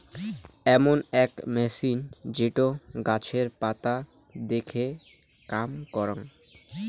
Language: Bangla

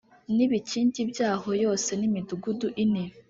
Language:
Kinyarwanda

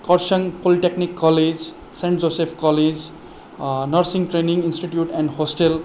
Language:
Nepali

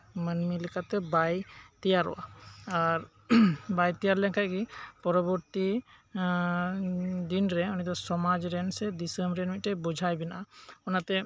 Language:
Santali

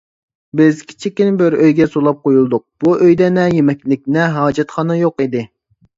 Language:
Uyghur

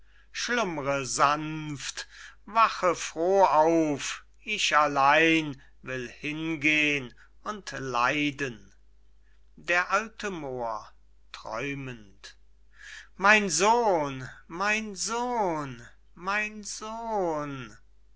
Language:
German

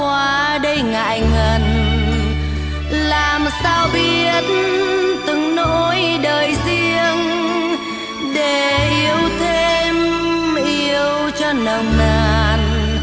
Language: Vietnamese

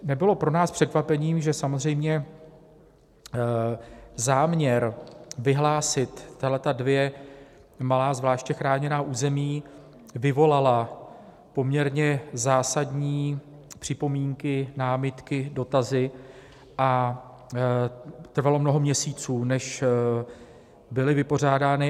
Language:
Czech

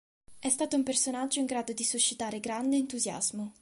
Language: Italian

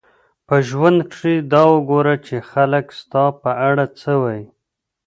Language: Pashto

